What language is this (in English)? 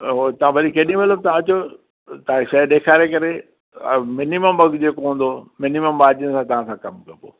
Sindhi